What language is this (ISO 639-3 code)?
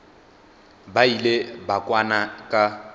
nso